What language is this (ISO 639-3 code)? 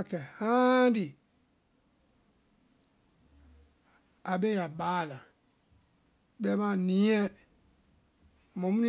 vai